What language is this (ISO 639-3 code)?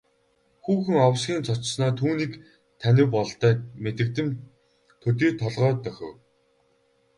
mon